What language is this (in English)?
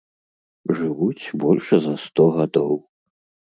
Belarusian